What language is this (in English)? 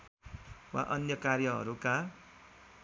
Nepali